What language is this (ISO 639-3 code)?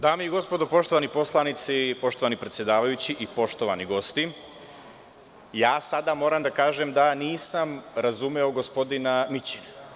srp